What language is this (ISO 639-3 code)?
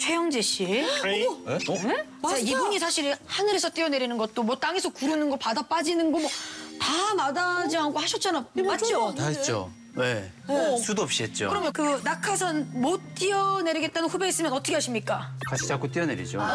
kor